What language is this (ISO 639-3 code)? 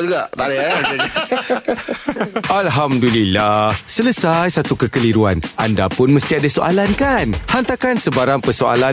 msa